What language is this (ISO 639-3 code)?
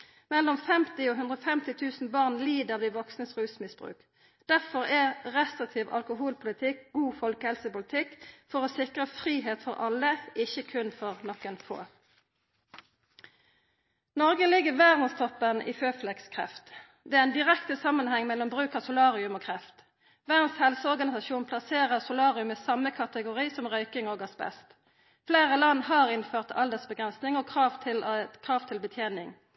nno